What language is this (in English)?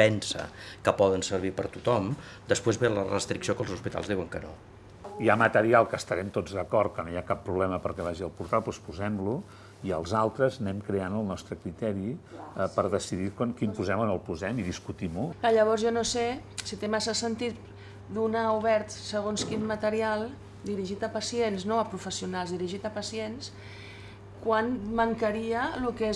Catalan